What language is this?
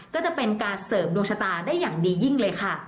Thai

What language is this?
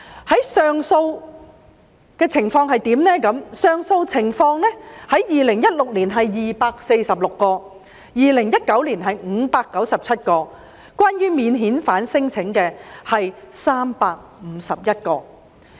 Cantonese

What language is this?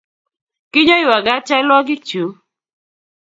Kalenjin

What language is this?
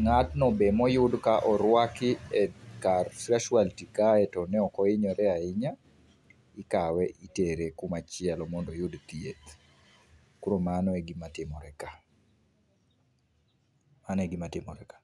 Luo (Kenya and Tanzania)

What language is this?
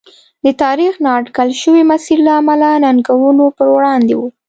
Pashto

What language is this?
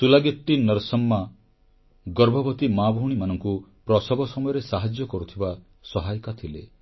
Odia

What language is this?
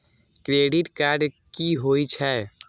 Maithili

